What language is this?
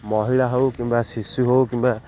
Odia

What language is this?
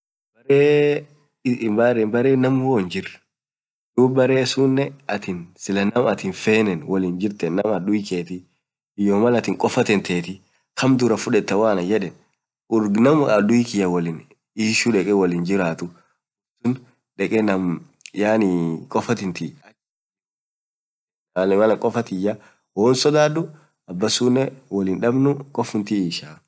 Orma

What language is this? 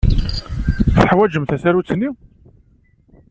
Kabyle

